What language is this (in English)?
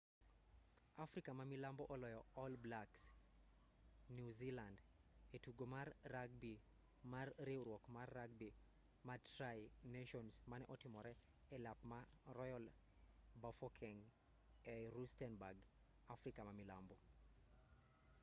Luo (Kenya and Tanzania)